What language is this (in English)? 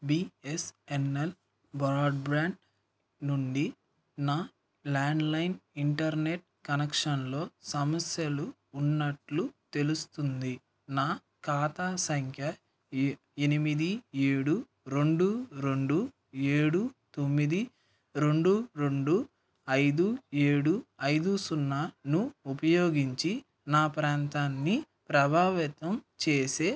Telugu